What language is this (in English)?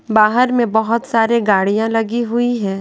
Hindi